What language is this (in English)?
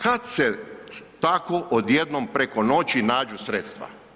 Croatian